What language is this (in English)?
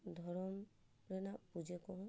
Santali